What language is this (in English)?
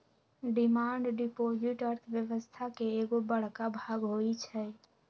Magahi